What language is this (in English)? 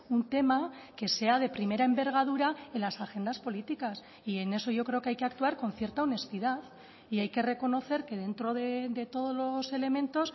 Spanish